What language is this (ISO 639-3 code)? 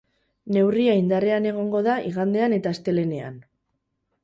eus